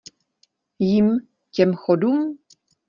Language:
Czech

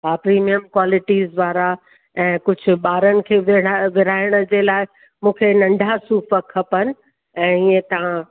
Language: Sindhi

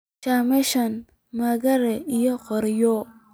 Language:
Somali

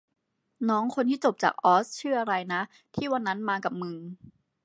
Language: Thai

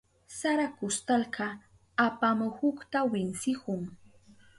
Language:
Southern Pastaza Quechua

